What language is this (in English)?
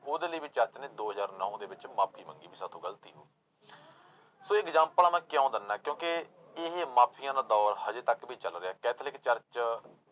Punjabi